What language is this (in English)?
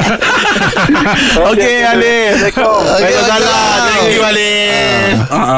Malay